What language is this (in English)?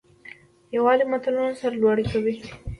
Pashto